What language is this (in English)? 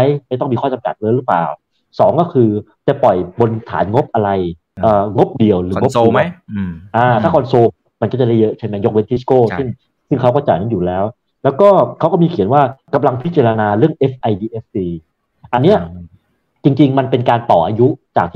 Thai